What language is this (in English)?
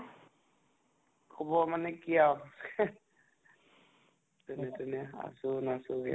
Assamese